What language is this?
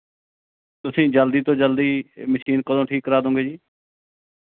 Punjabi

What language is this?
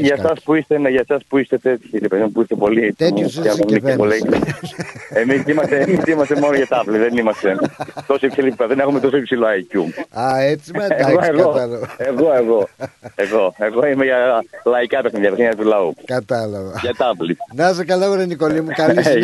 Greek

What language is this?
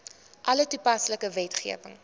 Afrikaans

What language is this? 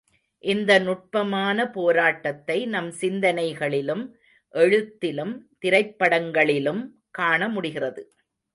Tamil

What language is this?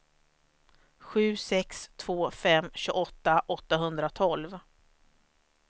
Swedish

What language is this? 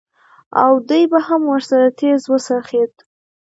Pashto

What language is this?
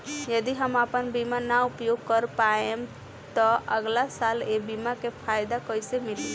Bhojpuri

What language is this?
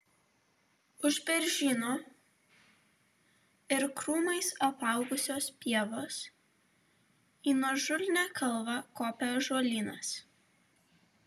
Lithuanian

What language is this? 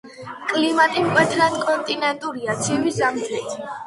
Georgian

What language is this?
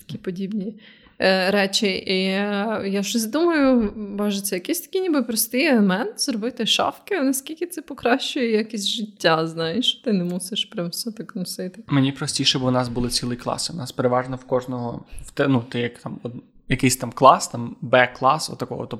Ukrainian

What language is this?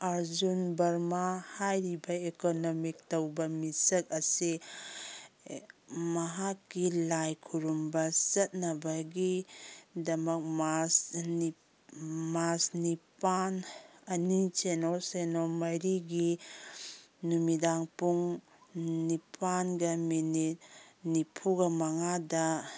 Manipuri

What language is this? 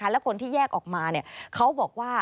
Thai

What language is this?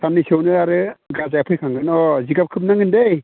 Bodo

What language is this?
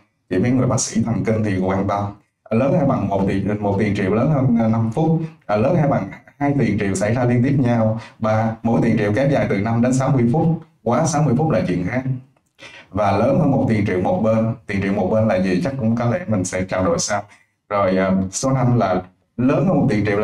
Vietnamese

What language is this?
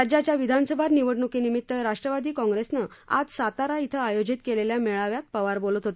Marathi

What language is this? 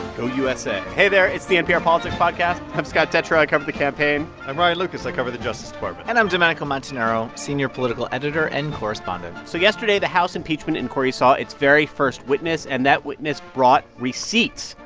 English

